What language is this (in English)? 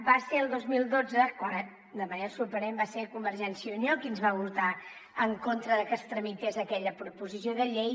Catalan